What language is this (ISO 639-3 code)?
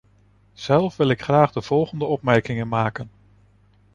nld